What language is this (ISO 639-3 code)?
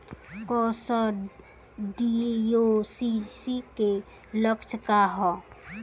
bho